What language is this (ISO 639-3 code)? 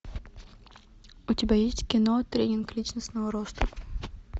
rus